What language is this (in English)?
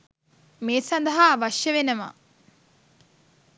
Sinhala